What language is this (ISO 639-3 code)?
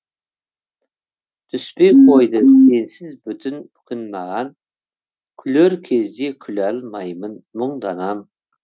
kaz